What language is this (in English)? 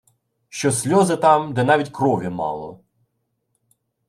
Ukrainian